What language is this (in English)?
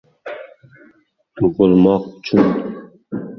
Uzbek